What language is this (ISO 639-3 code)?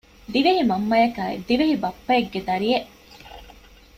div